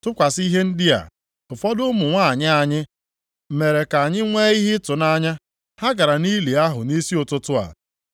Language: Igbo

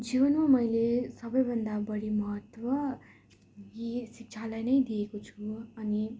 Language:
Nepali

